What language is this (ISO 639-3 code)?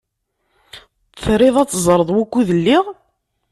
kab